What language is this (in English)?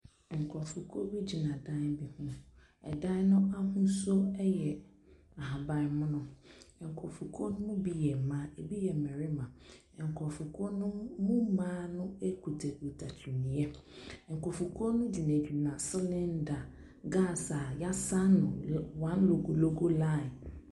Akan